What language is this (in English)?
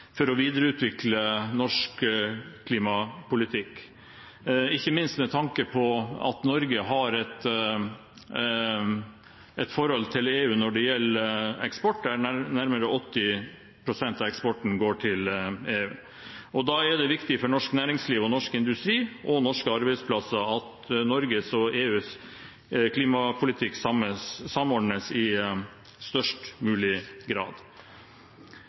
Norwegian Bokmål